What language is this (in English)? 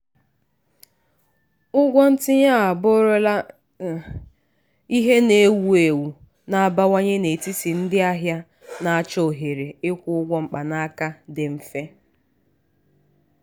Igbo